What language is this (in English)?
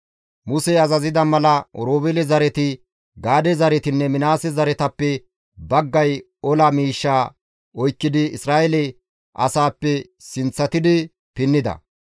Gamo